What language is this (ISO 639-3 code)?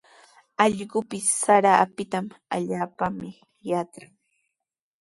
qws